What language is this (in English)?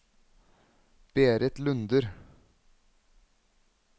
Norwegian